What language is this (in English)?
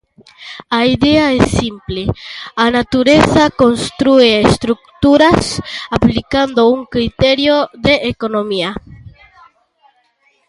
Galician